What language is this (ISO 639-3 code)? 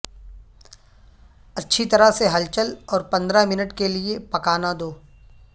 urd